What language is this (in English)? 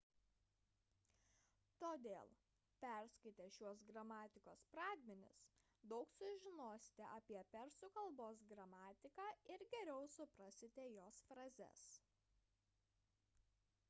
Lithuanian